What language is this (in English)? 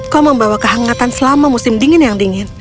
Indonesian